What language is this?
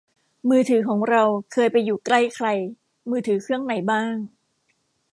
Thai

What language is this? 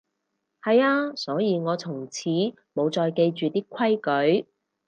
Cantonese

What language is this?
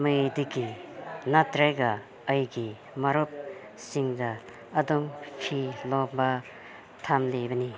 Manipuri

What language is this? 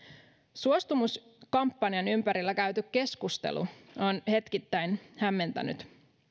Finnish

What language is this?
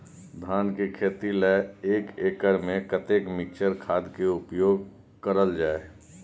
Maithili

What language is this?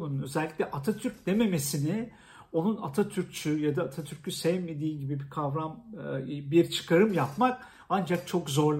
Turkish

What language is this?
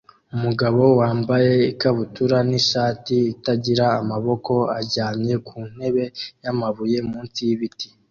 Kinyarwanda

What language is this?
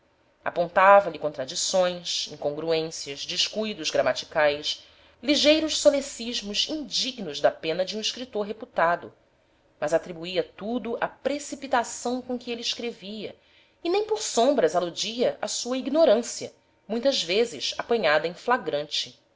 Portuguese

